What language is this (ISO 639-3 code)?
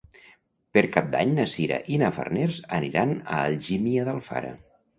cat